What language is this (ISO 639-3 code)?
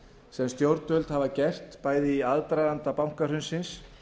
isl